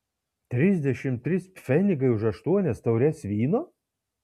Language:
Lithuanian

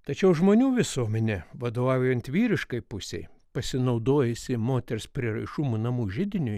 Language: Lithuanian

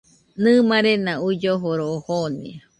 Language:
Nüpode Huitoto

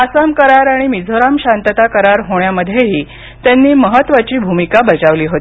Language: Marathi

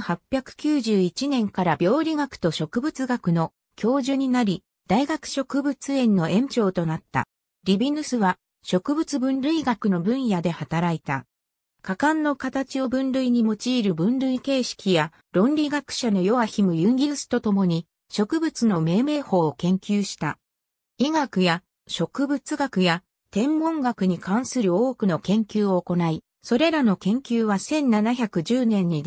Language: Japanese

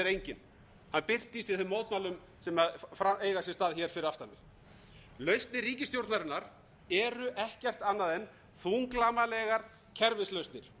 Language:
Icelandic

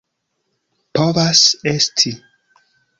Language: Esperanto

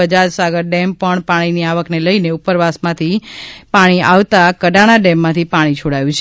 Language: Gujarati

